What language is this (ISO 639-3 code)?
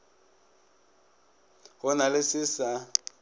nso